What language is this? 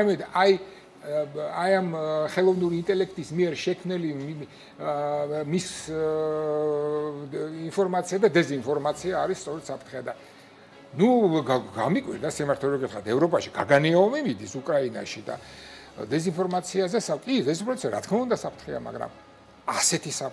Romanian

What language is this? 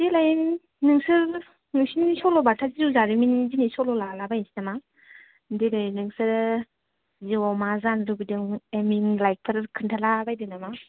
Bodo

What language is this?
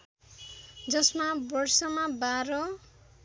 Nepali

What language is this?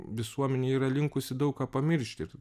Lithuanian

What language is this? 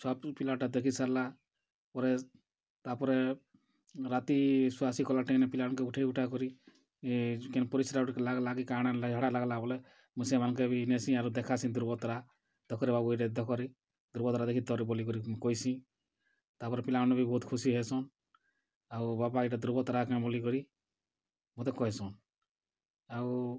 Odia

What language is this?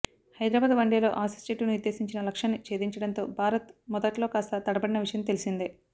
Telugu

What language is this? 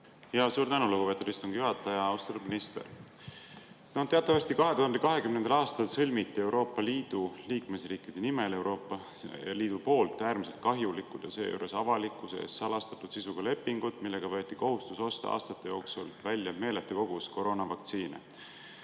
Estonian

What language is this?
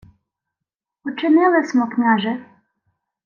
Ukrainian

